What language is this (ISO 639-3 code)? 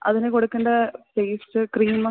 mal